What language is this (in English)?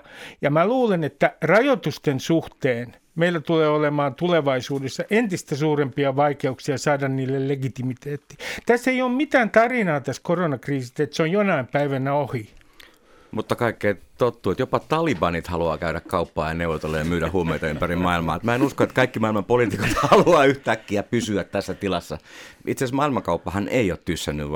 Finnish